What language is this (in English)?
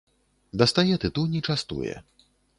Belarusian